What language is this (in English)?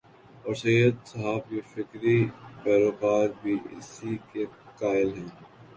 Urdu